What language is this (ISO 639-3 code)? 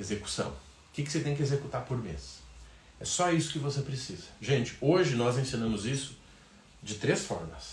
por